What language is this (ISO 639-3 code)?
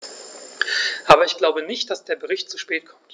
deu